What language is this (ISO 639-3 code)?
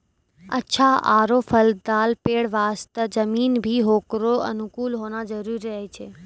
mai